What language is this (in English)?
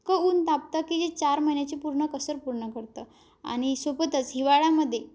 Marathi